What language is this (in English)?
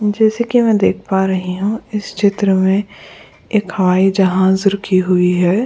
Hindi